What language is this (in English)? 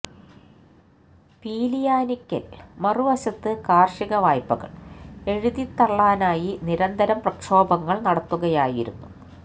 Malayalam